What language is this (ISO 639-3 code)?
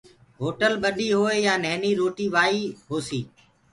ggg